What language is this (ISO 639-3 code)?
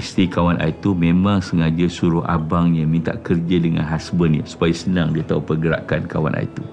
msa